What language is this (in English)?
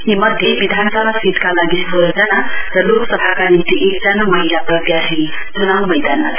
Nepali